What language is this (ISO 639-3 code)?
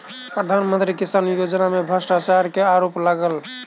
mai